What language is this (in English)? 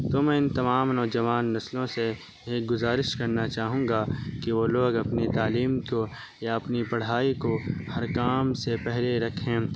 Urdu